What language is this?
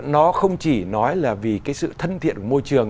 Vietnamese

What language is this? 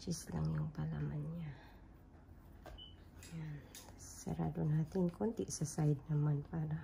Filipino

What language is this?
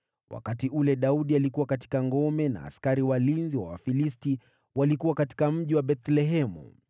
Swahili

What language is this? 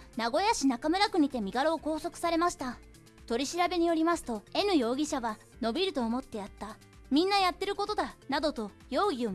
Japanese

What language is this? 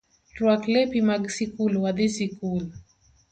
Luo (Kenya and Tanzania)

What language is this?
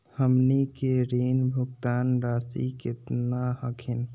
Magahi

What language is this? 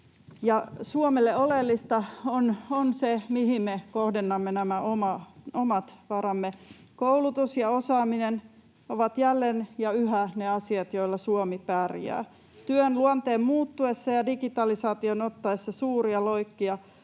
Finnish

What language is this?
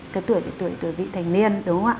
Vietnamese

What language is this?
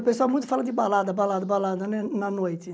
Portuguese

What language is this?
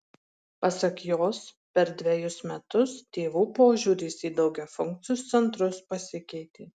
Lithuanian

